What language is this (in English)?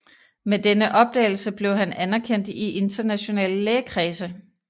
Danish